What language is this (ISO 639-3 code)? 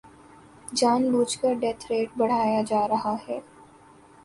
urd